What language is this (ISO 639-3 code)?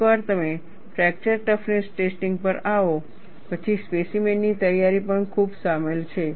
guj